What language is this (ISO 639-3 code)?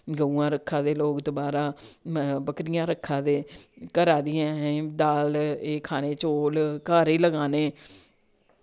doi